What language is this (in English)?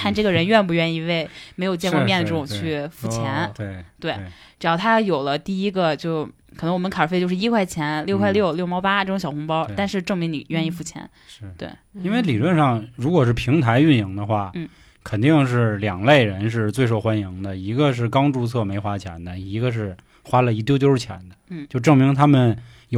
Chinese